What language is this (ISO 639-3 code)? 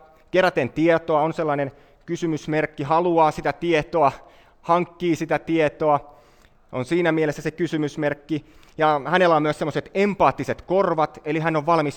fin